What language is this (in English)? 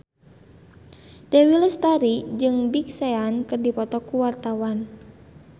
Sundanese